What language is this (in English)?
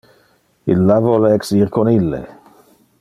Interlingua